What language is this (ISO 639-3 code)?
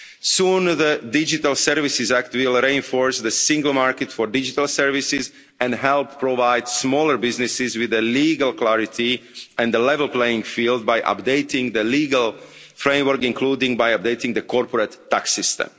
eng